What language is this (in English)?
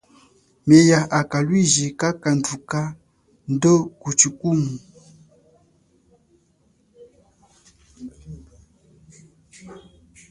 Chokwe